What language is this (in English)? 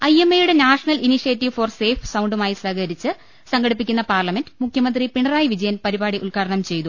Malayalam